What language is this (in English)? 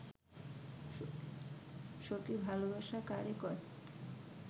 Bangla